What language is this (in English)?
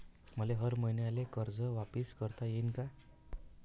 Marathi